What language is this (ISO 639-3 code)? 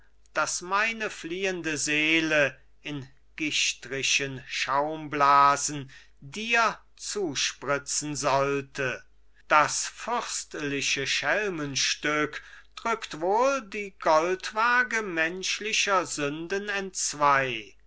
deu